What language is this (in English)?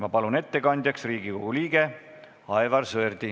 Estonian